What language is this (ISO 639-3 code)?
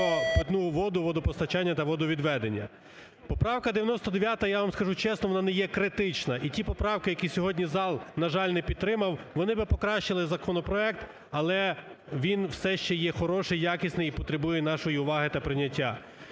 ukr